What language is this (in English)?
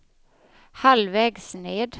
Swedish